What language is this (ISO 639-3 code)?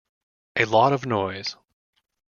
eng